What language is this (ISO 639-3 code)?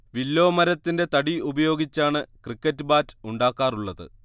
mal